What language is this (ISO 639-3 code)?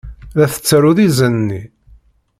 kab